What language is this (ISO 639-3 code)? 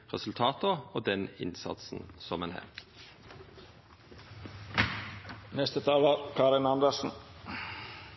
nno